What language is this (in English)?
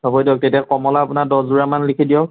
Assamese